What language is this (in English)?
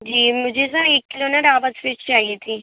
Urdu